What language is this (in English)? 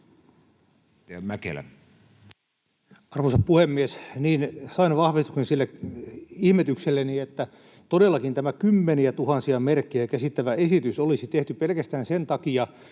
Finnish